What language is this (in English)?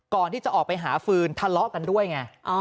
Thai